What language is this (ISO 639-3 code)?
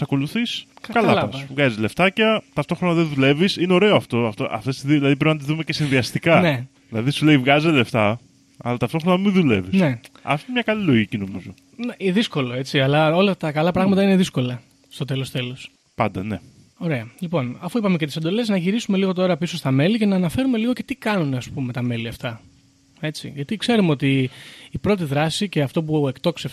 ell